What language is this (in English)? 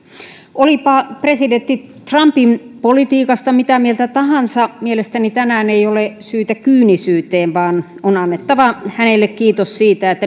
Finnish